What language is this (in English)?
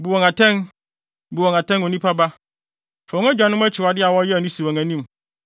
Akan